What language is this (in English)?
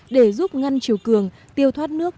Vietnamese